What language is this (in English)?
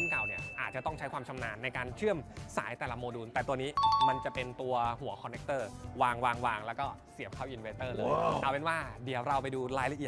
Thai